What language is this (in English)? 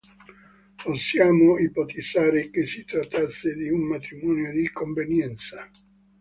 Italian